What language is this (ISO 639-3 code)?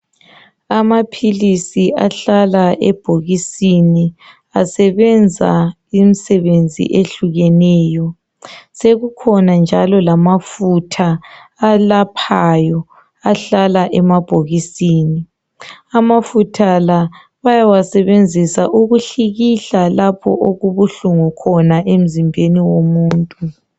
nde